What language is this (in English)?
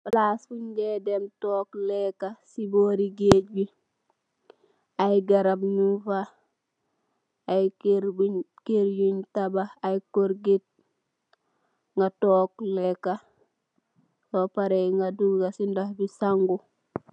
Wolof